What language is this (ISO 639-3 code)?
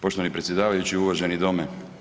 hrv